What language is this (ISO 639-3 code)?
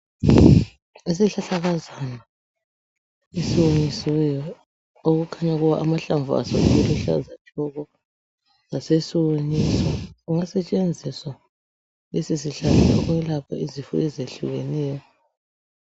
nde